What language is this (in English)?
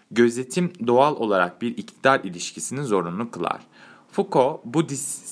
Turkish